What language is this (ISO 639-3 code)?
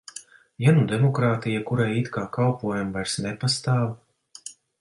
lav